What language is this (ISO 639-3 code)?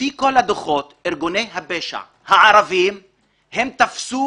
heb